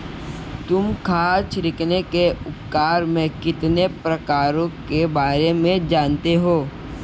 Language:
Hindi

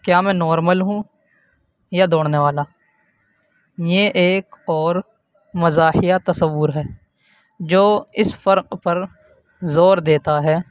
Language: Urdu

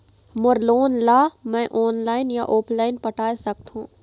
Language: Chhattisgarhi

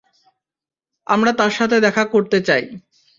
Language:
Bangla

